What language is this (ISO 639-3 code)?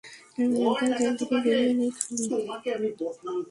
ben